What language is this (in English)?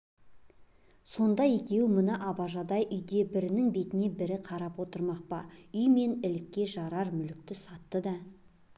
Kazakh